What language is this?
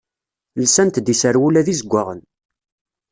Kabyle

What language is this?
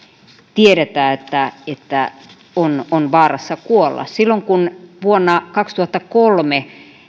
Finnish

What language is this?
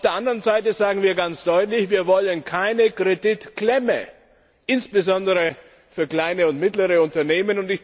German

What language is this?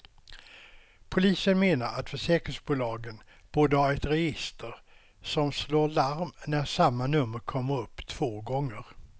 Swedish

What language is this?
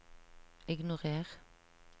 Norwegian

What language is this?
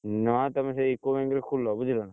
Odia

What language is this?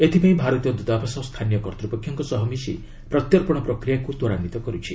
Odia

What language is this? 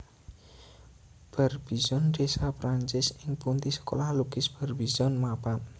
Javanese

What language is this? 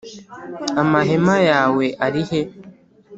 Kinyarwanda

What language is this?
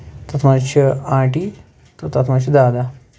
Kashmiri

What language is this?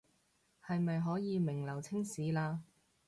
Cantonese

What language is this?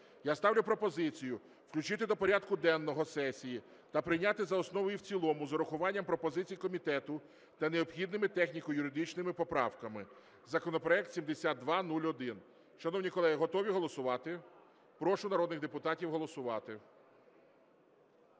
Ukrainian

